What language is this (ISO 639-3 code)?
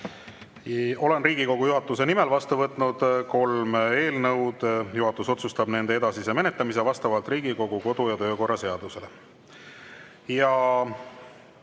est